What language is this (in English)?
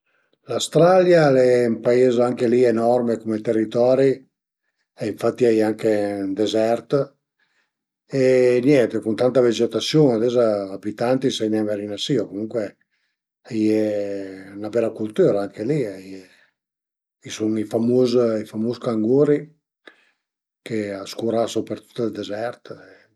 Piedmontese